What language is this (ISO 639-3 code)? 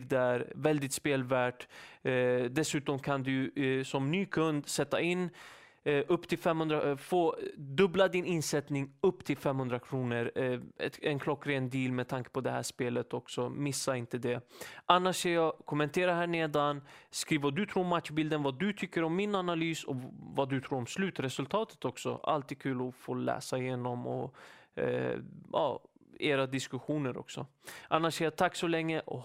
swe